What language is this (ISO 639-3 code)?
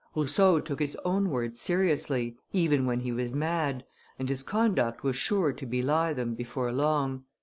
eng